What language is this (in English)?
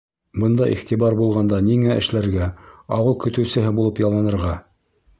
Bashkir